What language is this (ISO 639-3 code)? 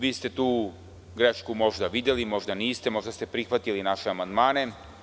srp